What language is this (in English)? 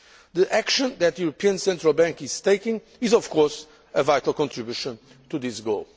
English